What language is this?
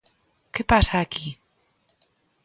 Galician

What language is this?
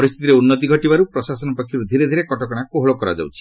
Odia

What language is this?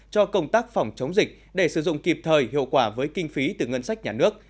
Vietnamese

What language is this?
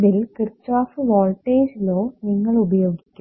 Malayalam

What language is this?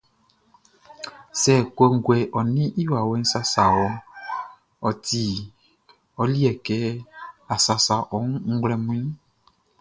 Baoulé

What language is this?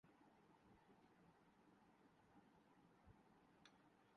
Urdu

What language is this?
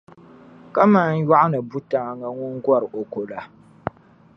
Dagbani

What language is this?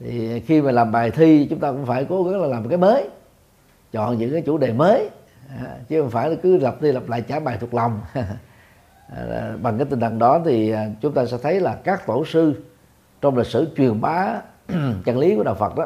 Vietnamese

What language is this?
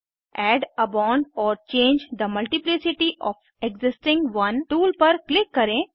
Hindi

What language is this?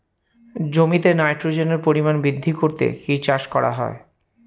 Bangla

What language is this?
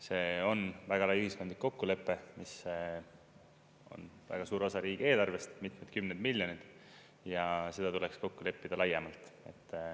Estonian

